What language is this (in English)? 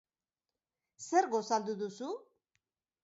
Basque